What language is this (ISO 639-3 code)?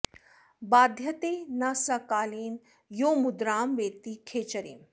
san